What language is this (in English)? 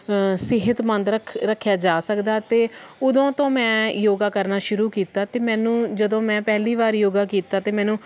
Punjabi